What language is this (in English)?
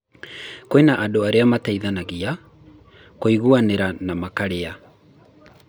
Kikuyu